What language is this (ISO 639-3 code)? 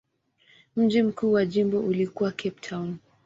swa